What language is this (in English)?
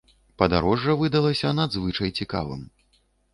Belarusian